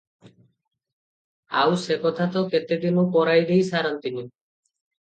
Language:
Odia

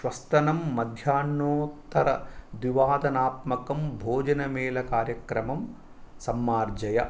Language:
Sanskrit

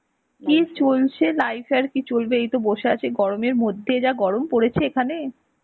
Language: Bangla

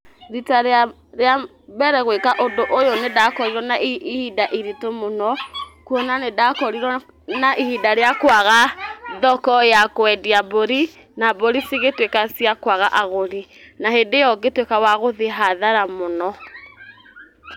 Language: Kikuyu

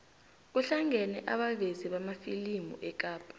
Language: South Ndebele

